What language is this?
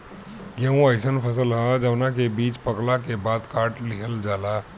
Bhojpuri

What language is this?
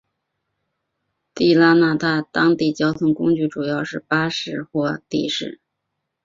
Chinese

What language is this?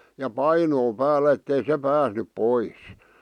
Finnish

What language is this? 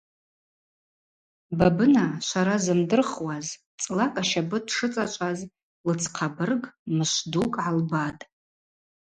Abaza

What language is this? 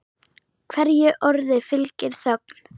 Icelandic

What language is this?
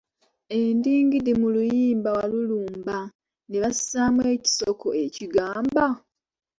Ganda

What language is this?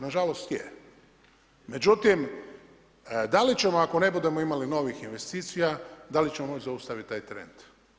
Croatian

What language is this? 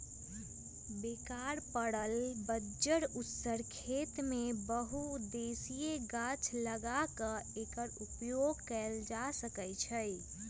Magahi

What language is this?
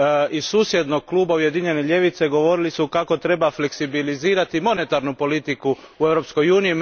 Croatian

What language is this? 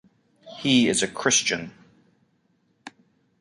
English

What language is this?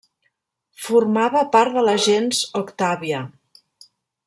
Catalan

